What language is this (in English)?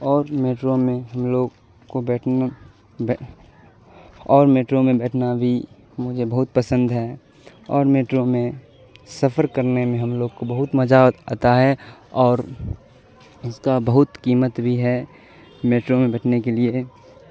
Urdu